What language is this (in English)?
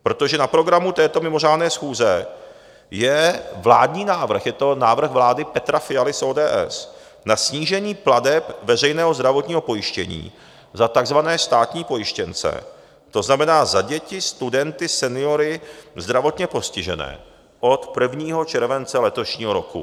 Czech